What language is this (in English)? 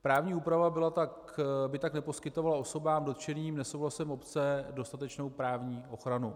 Czech